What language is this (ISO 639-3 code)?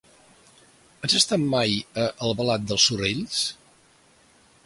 cat